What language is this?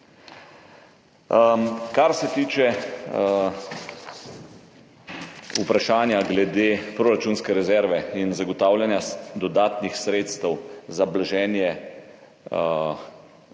Slovenian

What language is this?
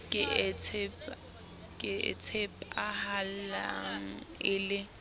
Southern Sotho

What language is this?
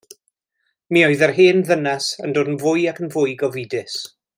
Welsh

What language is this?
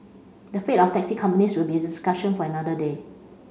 English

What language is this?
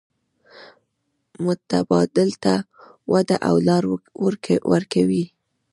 Pashto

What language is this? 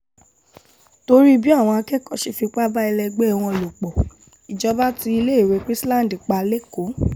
Yoruba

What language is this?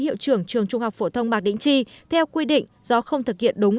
Vietnamese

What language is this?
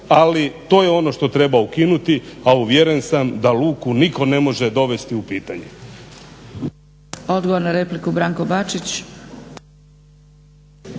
Croatian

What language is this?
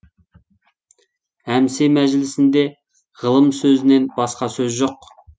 Kazakh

